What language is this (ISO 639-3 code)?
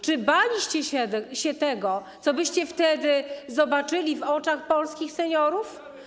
pol